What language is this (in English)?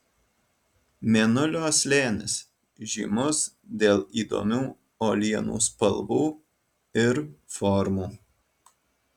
Lithuanian